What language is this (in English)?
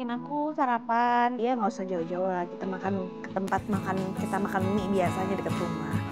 Indonesian